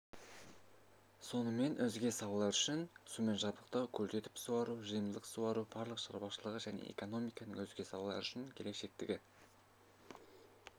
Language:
Kazakh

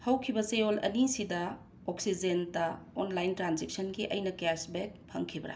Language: Manipuri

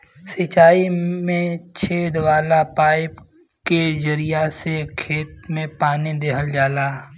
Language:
Bhojpuri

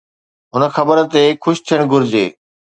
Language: Sindhi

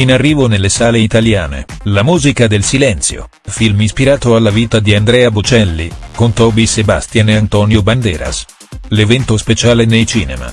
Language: Italian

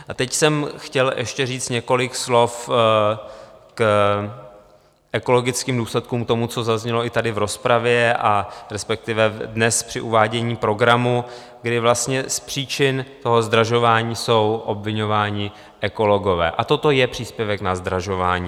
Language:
Czech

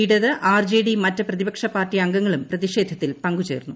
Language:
Malayalam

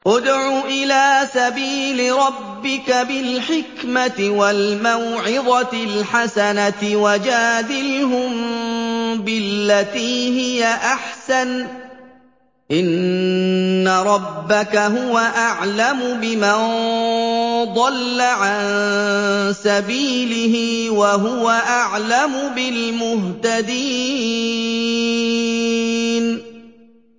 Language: Arabic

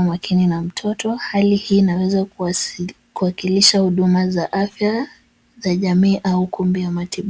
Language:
Swahili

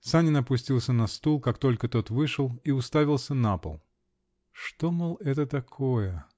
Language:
Russian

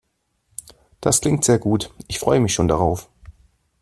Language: German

